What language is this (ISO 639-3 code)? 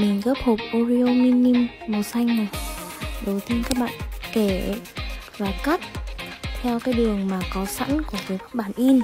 vie